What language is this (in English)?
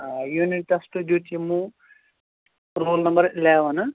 Kashmiri